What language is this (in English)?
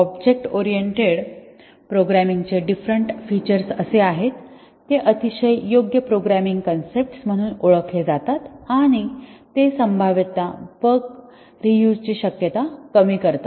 Marathi